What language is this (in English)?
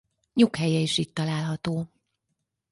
Hungarian